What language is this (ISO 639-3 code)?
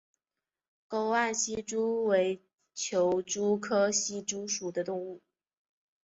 zho